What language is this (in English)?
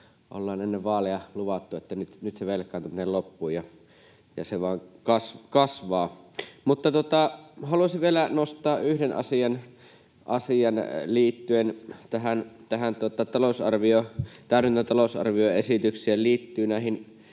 Finnish